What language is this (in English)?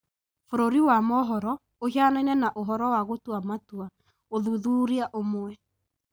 Kikuyu